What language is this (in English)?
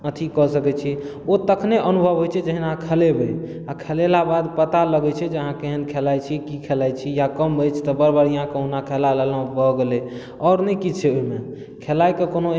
Maithili